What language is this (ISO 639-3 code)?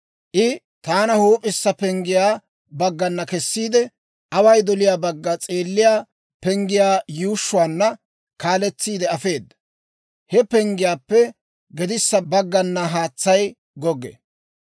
dwr